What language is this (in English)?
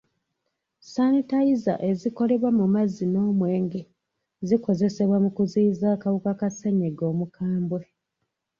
Ganda